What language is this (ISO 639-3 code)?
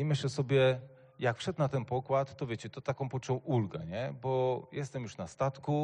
pol